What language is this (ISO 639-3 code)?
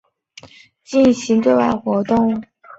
zho